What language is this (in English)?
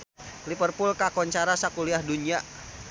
Sundanese